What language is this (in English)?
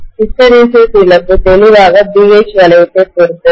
Tamil